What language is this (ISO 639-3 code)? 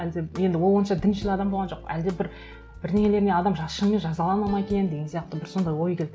kaz